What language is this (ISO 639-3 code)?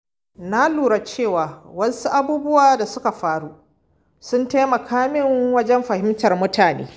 hau